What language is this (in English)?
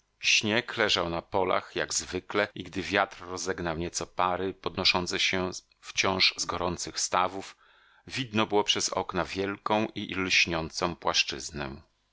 Polish